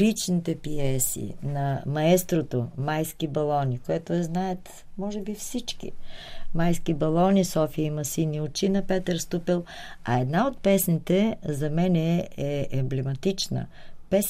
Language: Bulgarian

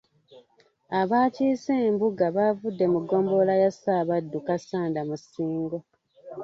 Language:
Ganda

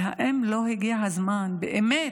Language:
Hebrew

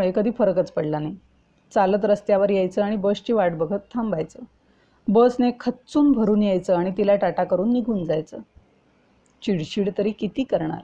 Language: Marathi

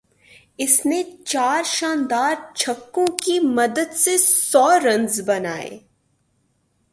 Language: Urdu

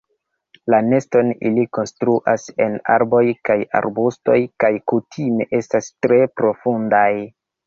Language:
Esperanto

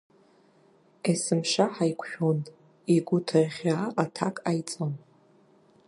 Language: Abkhazian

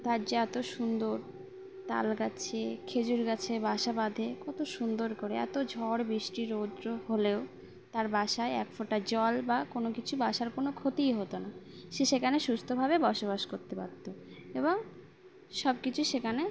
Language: Bangla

